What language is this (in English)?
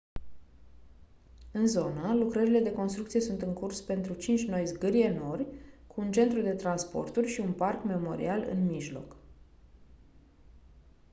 Romanian